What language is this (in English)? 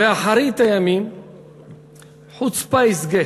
Hebrew